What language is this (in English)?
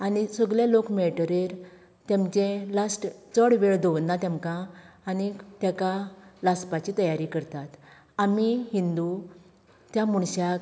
Konkani